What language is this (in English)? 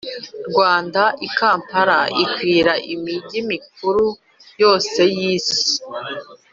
Kinyarwanda